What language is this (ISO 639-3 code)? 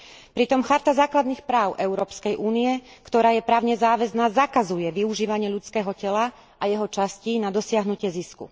slk